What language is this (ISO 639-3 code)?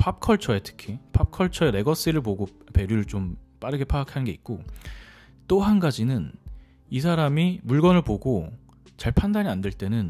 kor